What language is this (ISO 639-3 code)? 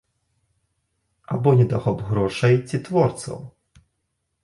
bel